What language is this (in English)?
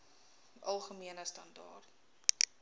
Afrikaans